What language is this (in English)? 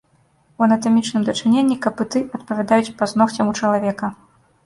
Belarusian